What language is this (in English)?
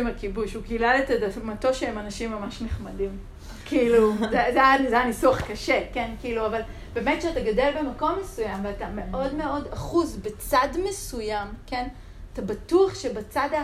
Hebrew